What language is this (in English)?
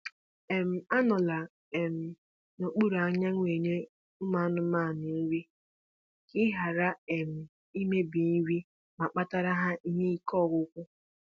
Igbo